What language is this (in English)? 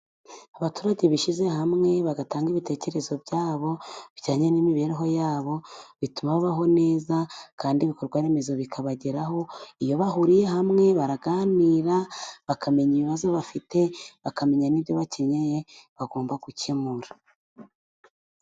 Kinyarwanda